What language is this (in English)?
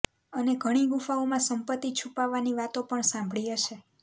Gujarati